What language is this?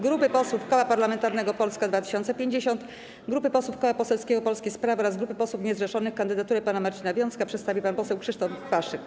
Polish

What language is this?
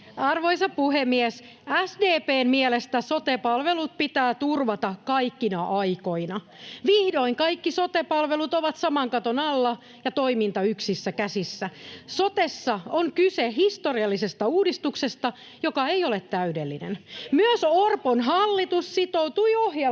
Finnish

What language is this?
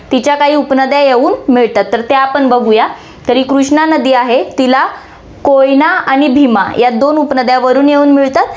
Marathi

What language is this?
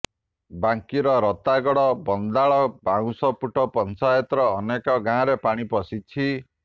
Odia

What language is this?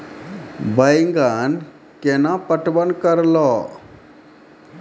Maithili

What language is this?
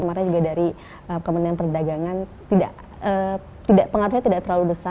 Indonesian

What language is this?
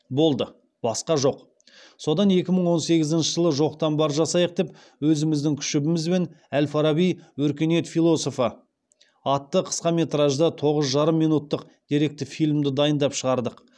Kazakh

